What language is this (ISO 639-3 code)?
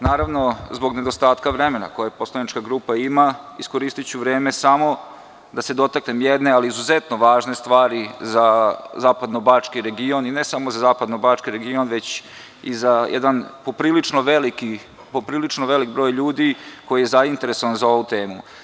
srp